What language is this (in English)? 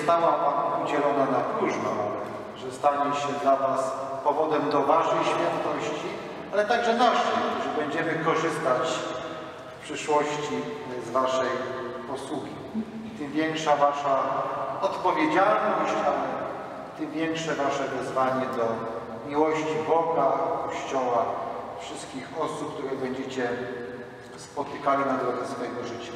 Polish